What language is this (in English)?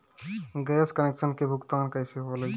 Bhojpuri